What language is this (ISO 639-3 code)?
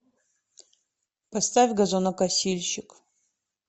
rus